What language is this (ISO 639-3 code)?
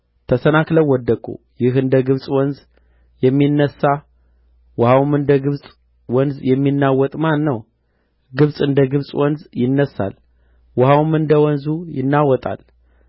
amh